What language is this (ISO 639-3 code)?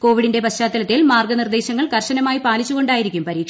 mal